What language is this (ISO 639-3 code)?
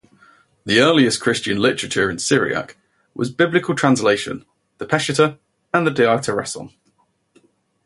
eng